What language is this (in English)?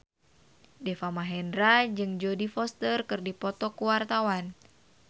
Sundanese